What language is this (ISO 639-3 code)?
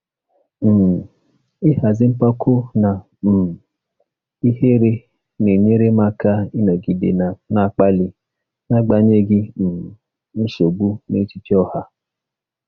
ibo